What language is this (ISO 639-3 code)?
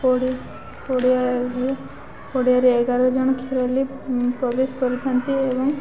ori